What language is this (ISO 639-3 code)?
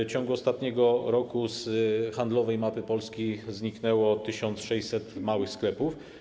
pol